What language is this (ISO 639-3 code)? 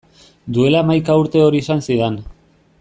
eus